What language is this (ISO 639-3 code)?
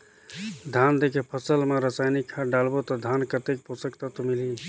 hne